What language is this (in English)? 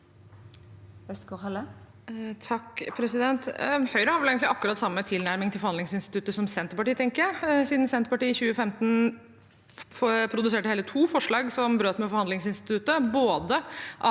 Norwegian